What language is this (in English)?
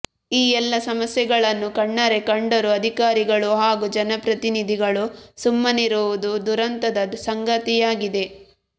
Kannada